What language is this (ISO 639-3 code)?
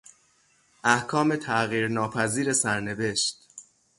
fas